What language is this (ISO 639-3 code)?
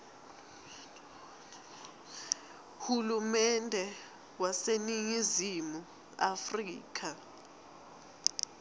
ssw